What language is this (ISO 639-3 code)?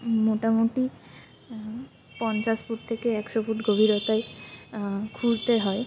ben